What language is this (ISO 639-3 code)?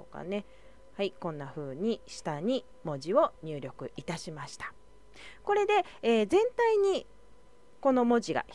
jpn